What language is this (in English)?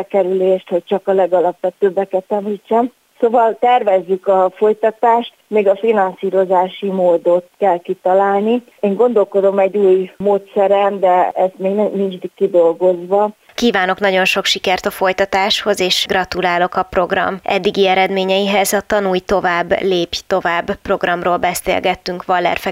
Hungarian